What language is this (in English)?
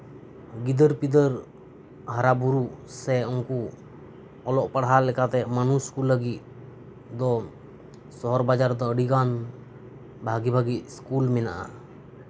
Santali